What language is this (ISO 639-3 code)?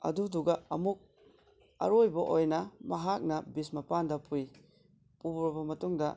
mni